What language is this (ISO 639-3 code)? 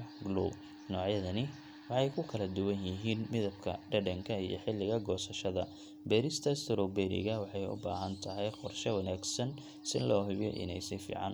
som